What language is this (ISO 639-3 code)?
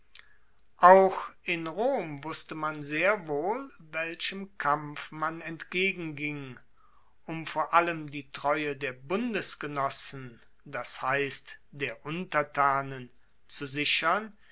deu